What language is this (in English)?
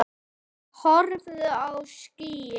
Icelandic